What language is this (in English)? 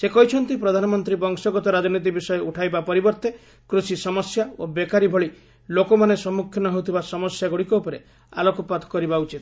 Odia